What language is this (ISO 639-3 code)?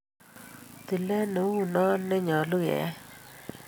kln